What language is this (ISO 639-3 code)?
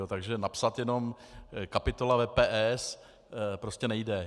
ces